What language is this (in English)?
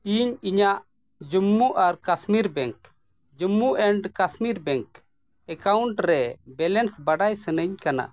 Santali